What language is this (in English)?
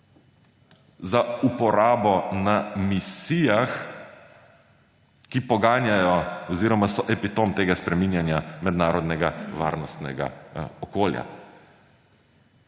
Slovenian